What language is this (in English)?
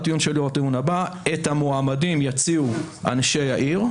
Hebrew